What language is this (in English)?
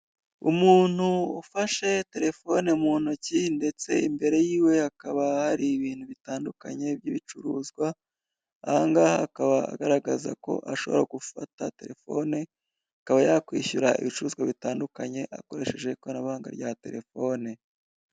Kinyarwanda